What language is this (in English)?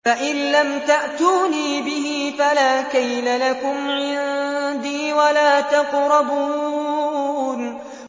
Arabic